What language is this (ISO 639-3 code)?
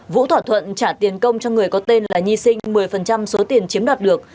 vie